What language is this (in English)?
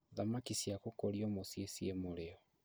Kikuyu